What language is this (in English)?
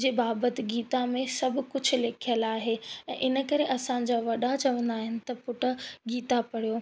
Sindhi